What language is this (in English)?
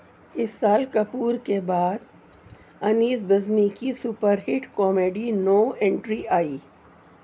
Urdu